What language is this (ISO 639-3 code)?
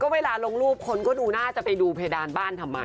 tha